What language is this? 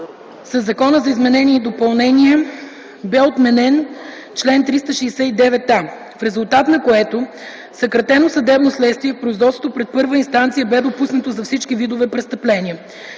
Bulgarian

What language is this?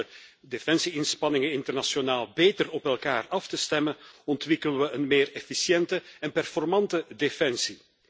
Dutch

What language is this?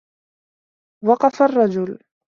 Arabic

